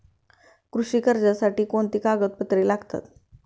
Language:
Marathi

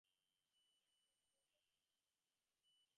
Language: English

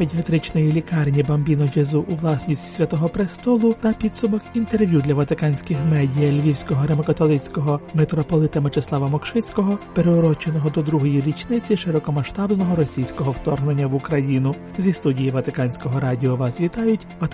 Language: Ukrainian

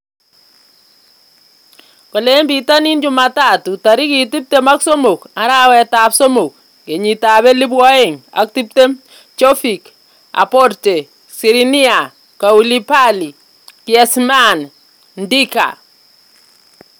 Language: Kalenjin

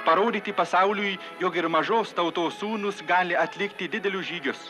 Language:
Lithuanian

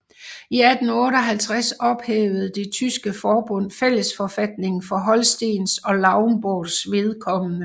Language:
Danish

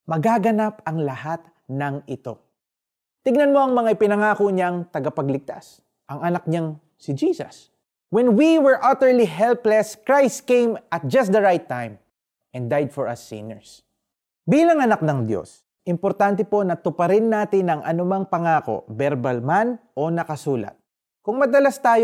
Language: Filipino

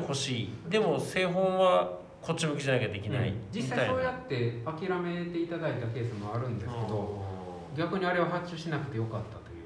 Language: Japanese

